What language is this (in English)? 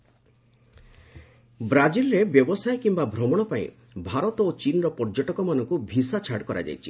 Odia